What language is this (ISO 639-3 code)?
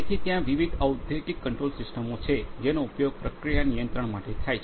guj